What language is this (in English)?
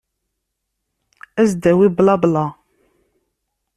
Kabyle